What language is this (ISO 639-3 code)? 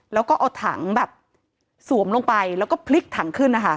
tha